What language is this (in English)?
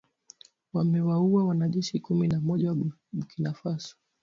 Swahili